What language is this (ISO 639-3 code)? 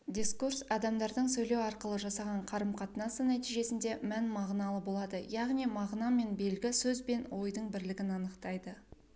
kaz